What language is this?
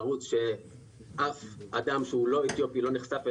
Hebrew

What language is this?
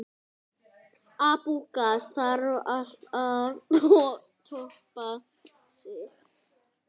Icelandic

